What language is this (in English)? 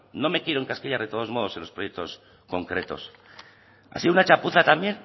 Spanish